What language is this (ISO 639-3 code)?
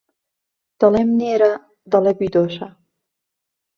ckb